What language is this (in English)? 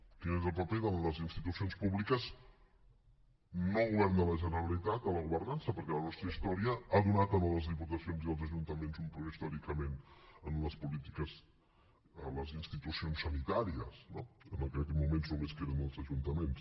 Catalan